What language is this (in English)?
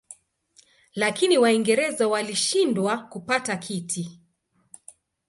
Swahili